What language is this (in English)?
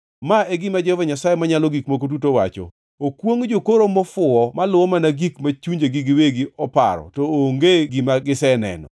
Luo (Kenya and Tanzania)